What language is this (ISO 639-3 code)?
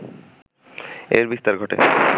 ben